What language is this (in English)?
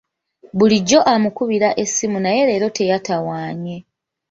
Ganda